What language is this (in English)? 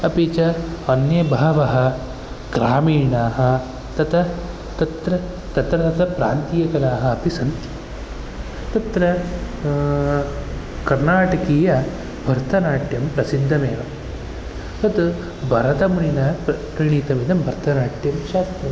Sanskrit